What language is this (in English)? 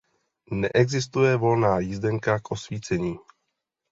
Czech